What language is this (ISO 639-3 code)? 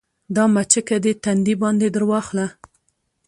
pus